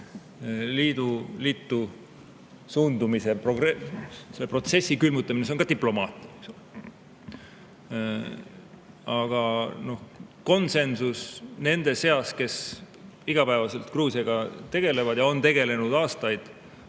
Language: Estonian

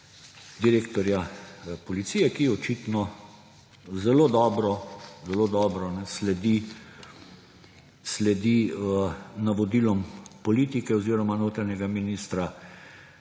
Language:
Slovenian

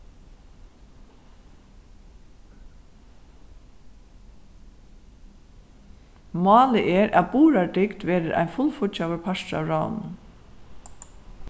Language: Faroese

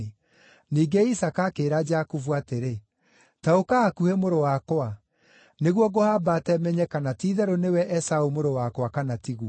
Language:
Kikuyu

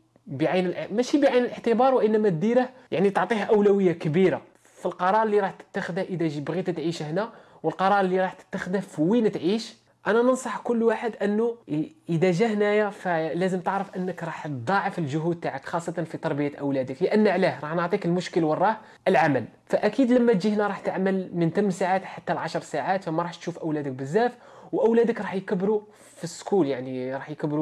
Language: Arabic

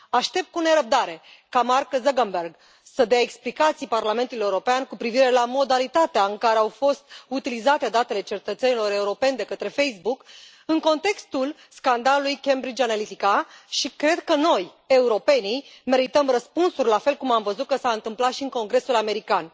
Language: Romanian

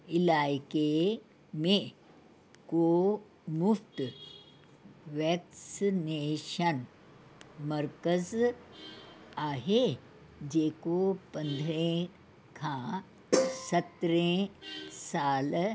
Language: Sindhi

